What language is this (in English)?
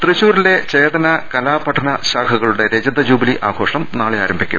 Malayalam